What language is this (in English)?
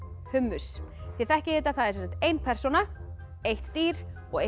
Icelandic